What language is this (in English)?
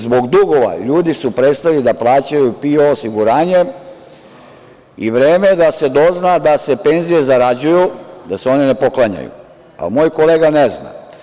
Serbian